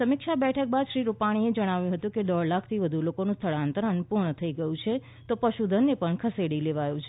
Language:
Gujarati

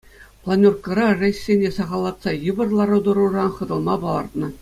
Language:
Chuvash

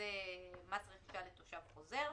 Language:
Hebrew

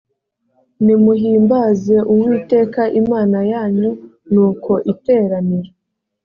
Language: Kinyarwanda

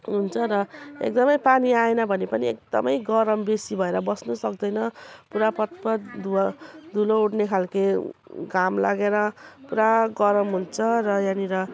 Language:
Nepali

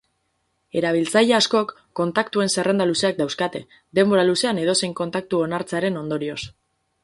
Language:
Basque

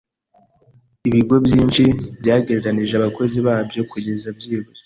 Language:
Kinyarwanda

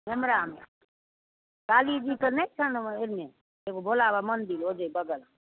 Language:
Maithili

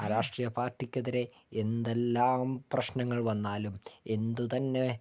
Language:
Malayalam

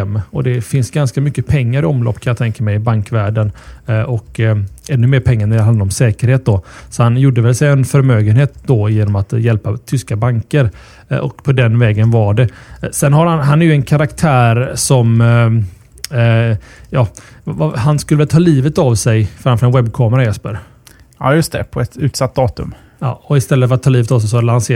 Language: Swedish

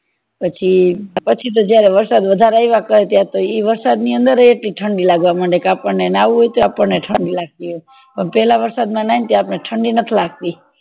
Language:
Gujarati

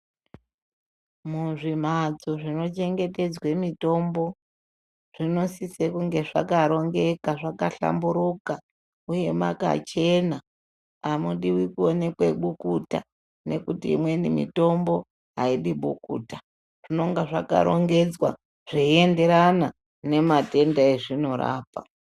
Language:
Ndau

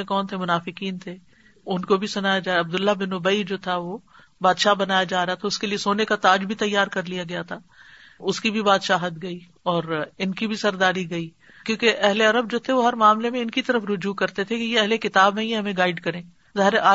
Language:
Urdu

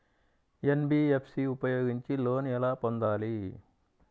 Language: Telugu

